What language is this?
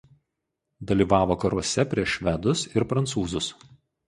Lithuanian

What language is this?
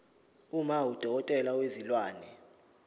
Zulu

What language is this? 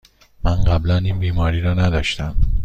Persian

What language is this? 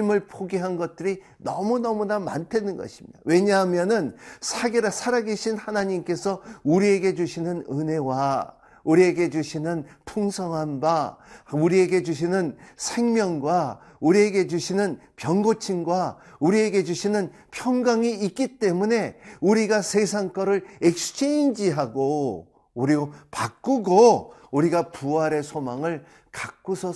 Korean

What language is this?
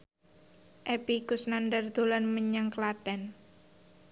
Javanese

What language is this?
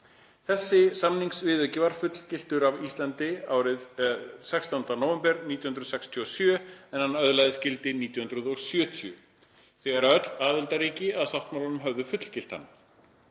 Icelandic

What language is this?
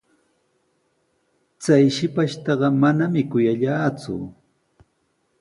Sihuas Ancash Quechua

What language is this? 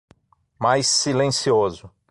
Portuguese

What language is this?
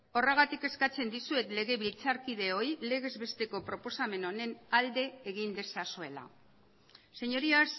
Basque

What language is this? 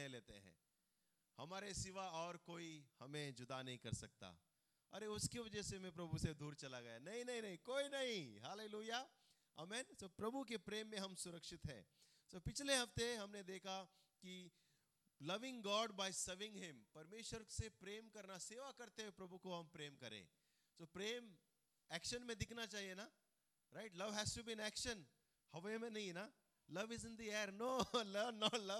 Hindi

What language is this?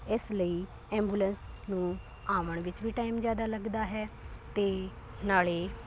Punjabi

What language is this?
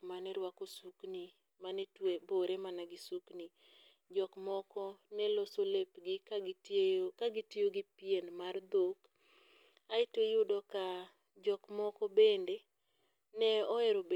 Luo (Kenya and Tanzania)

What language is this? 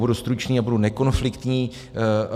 Czech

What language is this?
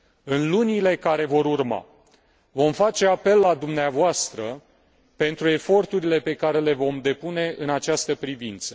Romanian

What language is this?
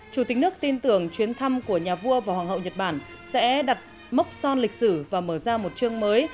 Vietnamese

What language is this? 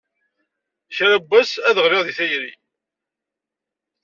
Kabyle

